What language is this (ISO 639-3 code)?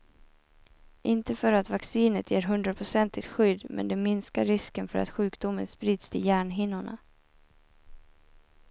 swe